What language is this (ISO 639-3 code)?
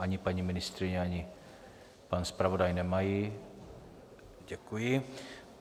ces